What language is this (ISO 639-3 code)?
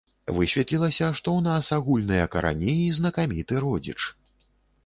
bel